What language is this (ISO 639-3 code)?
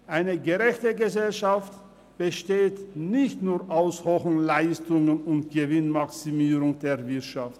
gsw